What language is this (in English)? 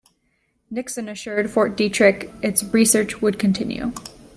English